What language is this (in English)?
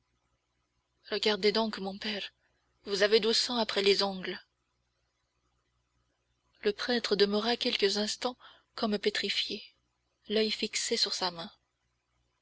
French